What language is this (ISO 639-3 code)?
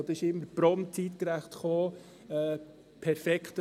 gsw